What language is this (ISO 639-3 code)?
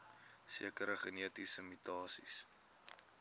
afr